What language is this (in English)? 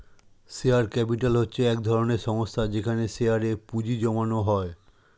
Bangla